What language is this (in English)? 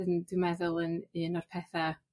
Welsh